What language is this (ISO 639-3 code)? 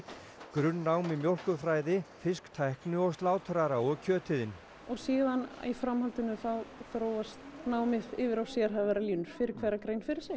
isl